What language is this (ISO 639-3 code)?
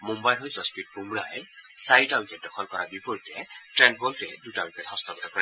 asm